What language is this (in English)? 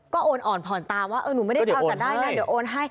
Thai